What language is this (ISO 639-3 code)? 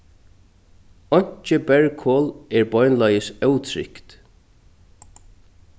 fao